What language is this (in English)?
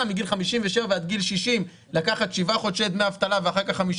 Hebrew